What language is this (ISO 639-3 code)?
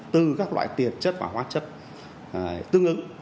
vie